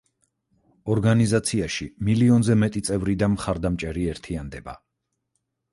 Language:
Georgian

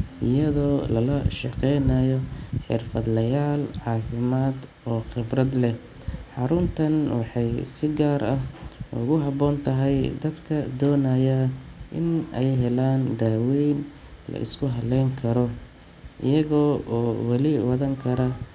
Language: Somali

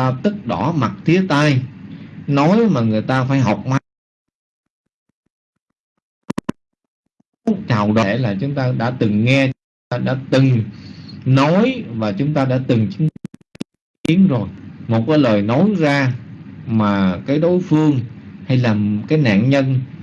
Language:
Vietnamese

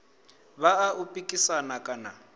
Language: Venda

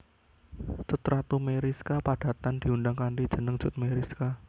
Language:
Javanese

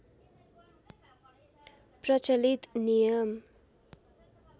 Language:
Nepali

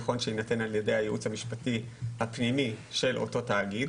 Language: Hebrew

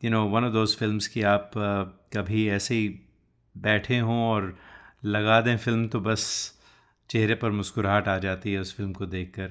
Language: Hindi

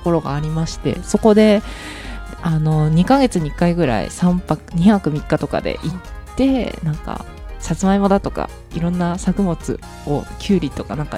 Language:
Japanese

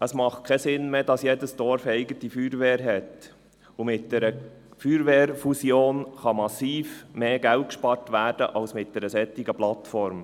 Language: Swiss German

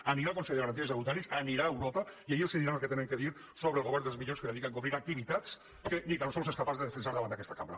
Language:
Catalan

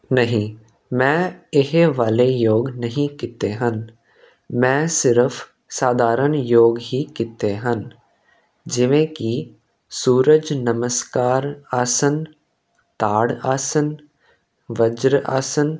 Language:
Punjabi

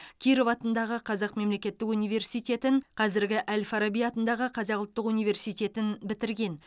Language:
Kazakh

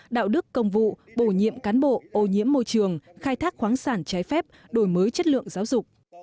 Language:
Vietnamese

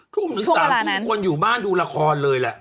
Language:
Thai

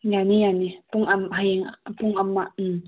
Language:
Manipuri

